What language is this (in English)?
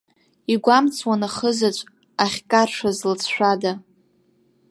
Abkhazian